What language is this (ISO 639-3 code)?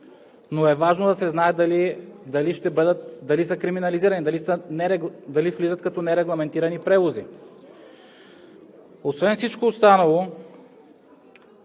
bul